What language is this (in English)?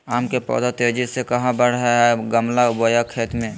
Magahi